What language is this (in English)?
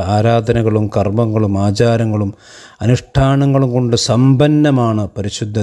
Arabic